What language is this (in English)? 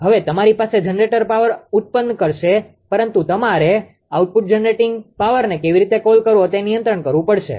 Gujarati